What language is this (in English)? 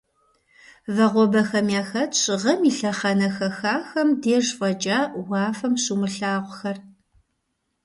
Kabardian